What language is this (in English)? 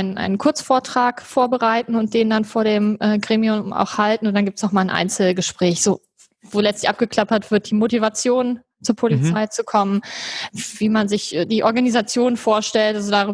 German